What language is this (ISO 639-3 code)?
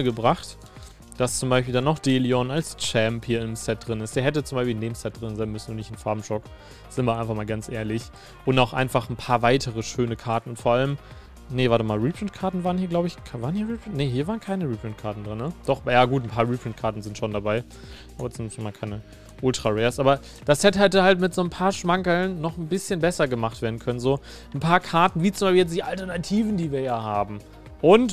deu